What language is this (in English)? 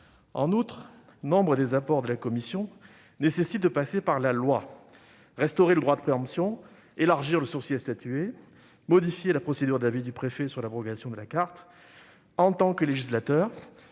French